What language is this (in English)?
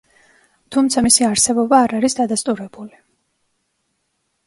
Georgian